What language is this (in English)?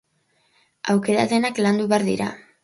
Basque